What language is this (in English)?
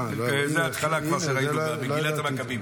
Hebrew